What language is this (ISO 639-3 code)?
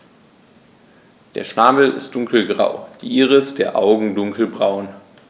deu